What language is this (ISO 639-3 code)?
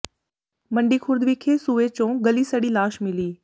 pan